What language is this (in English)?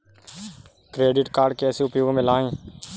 Hindi